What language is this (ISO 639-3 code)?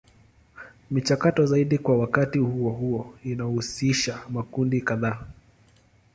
swa